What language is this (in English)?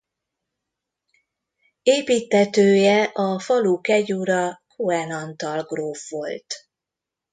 Hungarian